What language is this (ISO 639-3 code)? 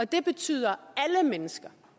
dan